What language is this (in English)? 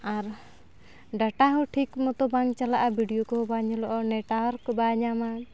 Santali